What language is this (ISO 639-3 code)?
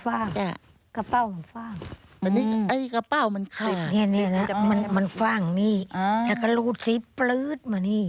tha